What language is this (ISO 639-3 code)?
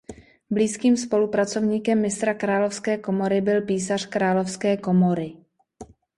ces